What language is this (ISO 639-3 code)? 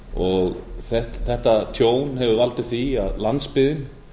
isl